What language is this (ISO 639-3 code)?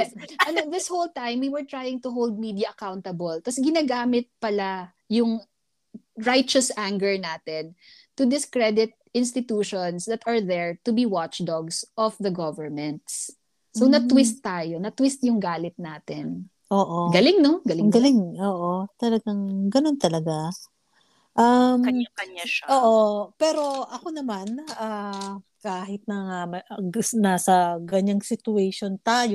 fil